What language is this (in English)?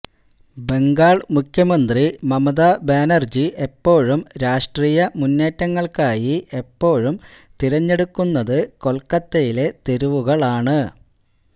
Malayalam